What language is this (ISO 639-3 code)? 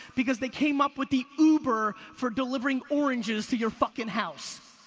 eng